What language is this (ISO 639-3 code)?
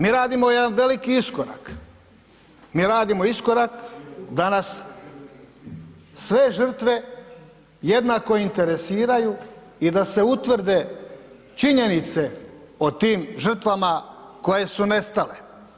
hrv